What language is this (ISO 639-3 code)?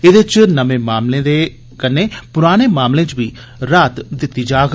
doi